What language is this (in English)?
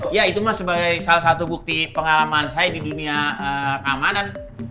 Indonesian